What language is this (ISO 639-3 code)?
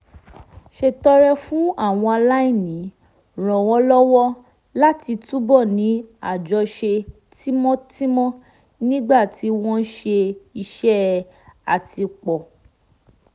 yor